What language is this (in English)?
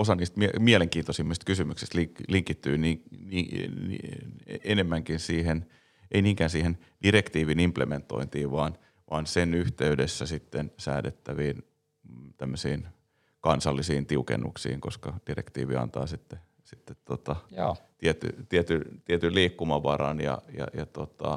Finnish